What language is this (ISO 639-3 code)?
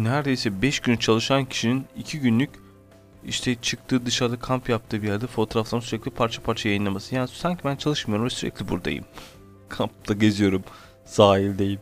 tur